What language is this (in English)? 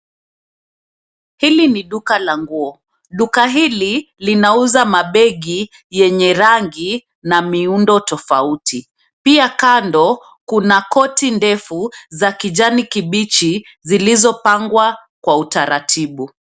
Swahili